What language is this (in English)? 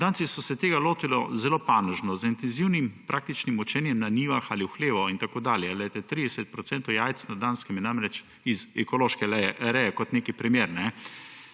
Slovenian